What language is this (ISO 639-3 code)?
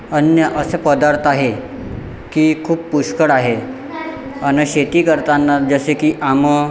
mar